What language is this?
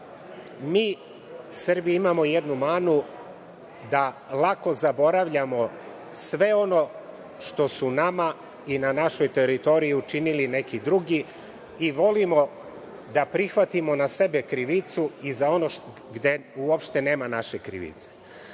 Serbian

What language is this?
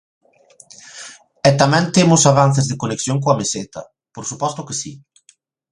Galician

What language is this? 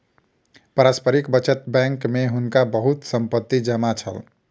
Maithili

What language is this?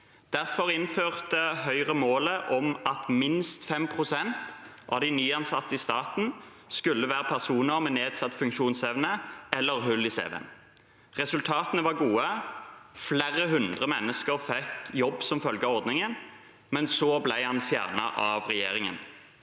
Norwegian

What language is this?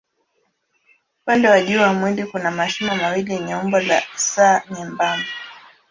Swahili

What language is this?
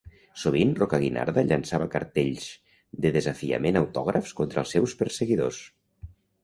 Catalan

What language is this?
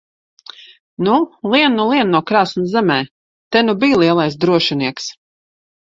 Latvian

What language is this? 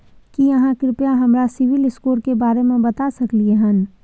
Maithili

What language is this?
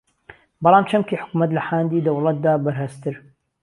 Central Kurdish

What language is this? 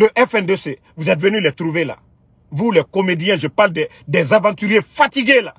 French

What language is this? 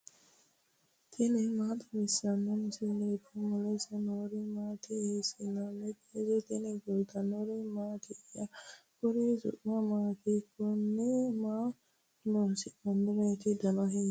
Sidamo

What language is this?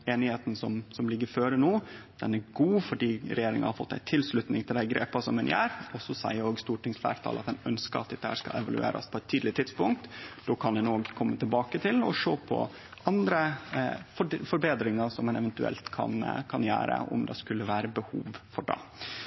Norwegian Nynorsk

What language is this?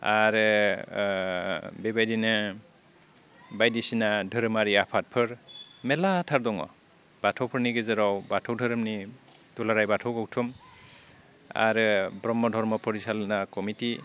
Bodo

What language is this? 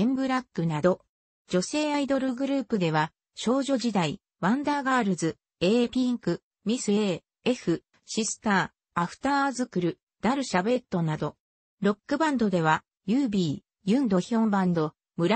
Japanese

